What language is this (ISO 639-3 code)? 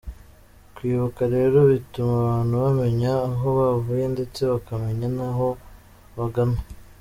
kin